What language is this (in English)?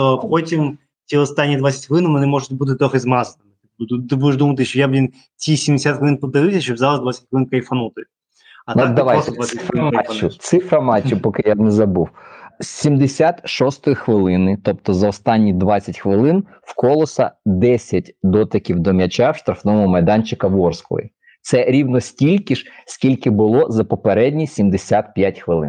Ukrainian